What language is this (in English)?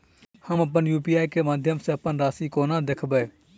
Maithili